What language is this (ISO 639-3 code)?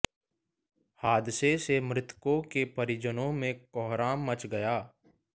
hin